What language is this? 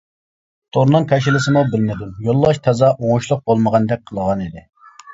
Uyghur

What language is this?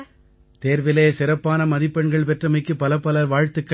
Tamil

